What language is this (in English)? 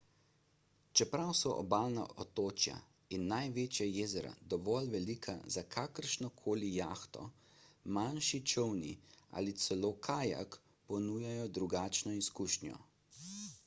Slovenian